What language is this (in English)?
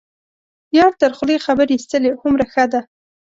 Pashto